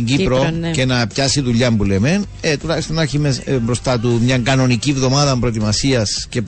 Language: Greek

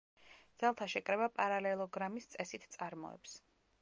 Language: Georgian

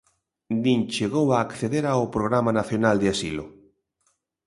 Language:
Galician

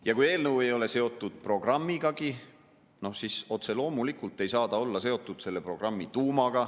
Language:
Estonian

